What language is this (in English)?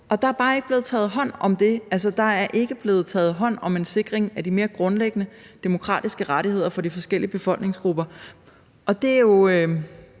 Danish